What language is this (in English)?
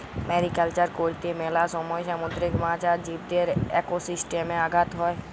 Bangla